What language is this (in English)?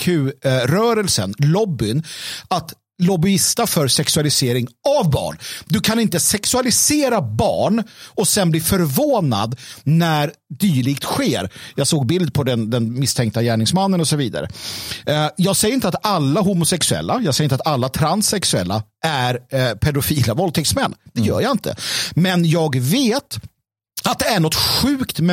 Swedish